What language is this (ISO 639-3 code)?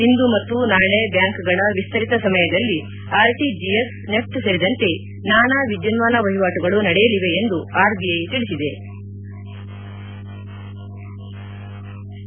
kan